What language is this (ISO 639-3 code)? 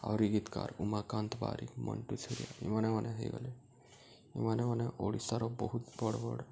ori